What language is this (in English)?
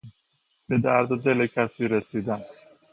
Persian